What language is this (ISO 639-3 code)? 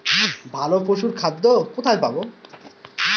ben